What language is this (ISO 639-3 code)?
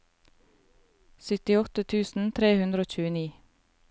nor